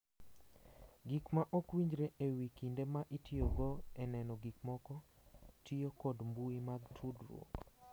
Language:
Luo (Kenya and Tanzania)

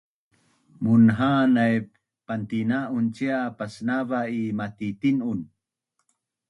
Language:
Bunun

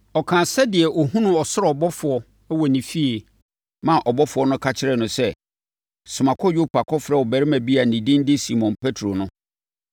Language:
Akan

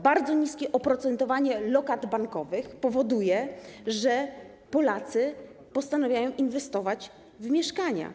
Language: Polish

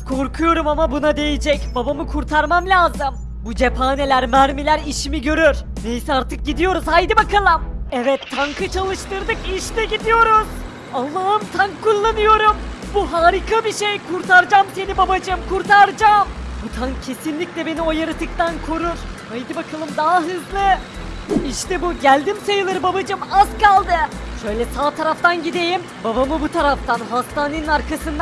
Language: Turkish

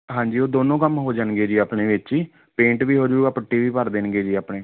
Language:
Punjabi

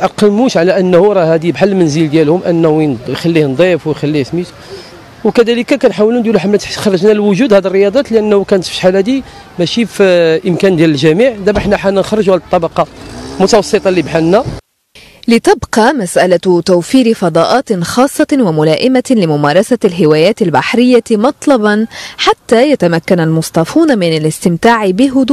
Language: Arabic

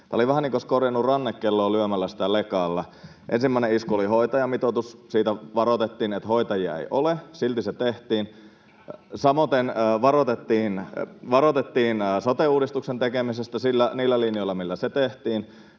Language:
Finnish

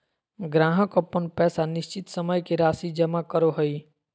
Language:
Magahi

